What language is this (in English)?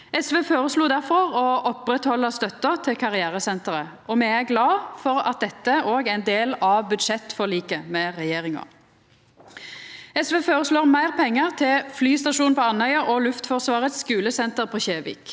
Norwegian